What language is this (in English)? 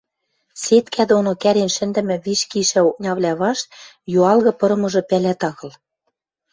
Western Mari